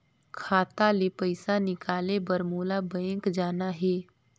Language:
Chhattisgarhi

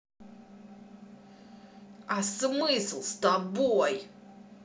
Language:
Russian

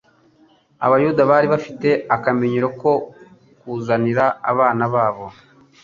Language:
Kinyarwanda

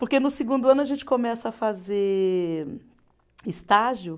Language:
Portuguese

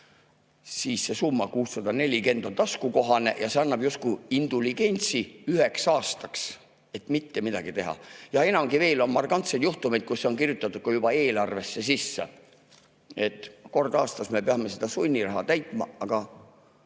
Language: Estonian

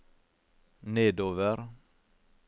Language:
Norwegian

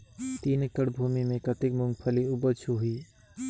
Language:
Chhattisgarhi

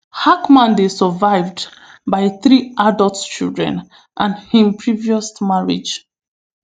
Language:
Nigerian Pidgin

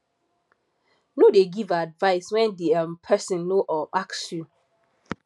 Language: Nigerian Pidgin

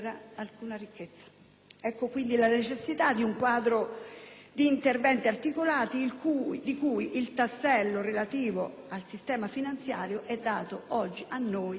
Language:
Italian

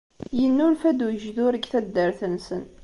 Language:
Kabyle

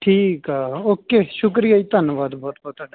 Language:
Punjabi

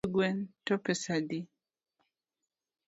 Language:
Luo (Kenya and Tanzania)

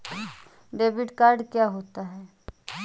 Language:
Hindi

